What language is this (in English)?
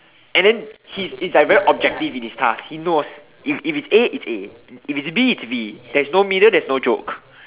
English